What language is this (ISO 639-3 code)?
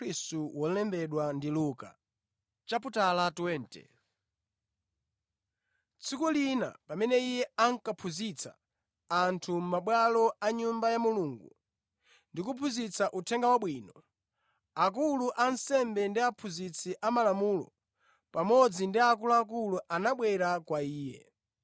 nya